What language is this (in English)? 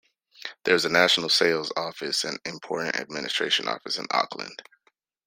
English